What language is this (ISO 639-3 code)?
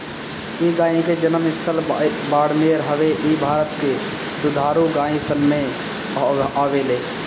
bho